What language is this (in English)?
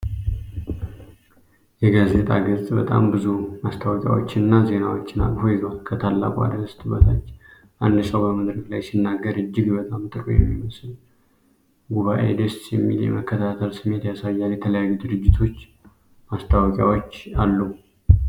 Amharic